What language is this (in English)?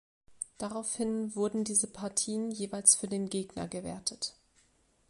German